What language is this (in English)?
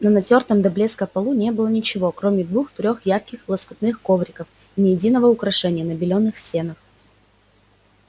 Russian